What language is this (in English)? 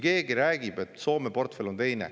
Estonian